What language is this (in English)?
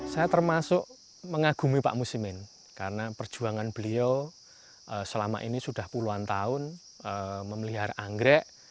Indonesian